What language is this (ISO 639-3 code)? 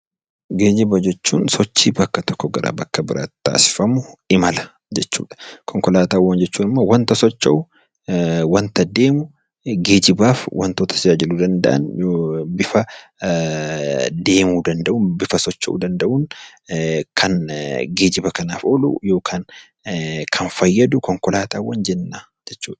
orm